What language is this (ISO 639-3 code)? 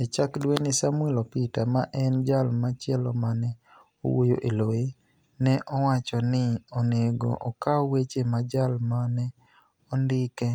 luo